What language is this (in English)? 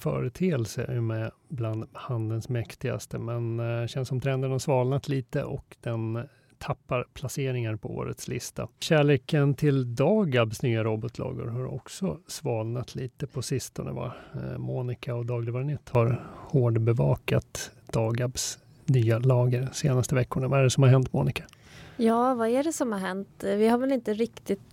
Swedish